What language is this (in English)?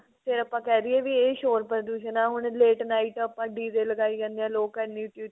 Punjabi